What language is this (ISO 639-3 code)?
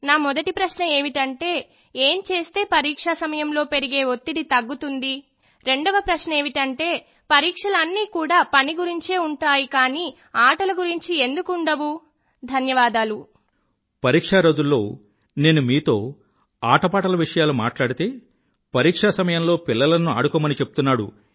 tel